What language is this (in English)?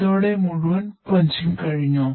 Malayalam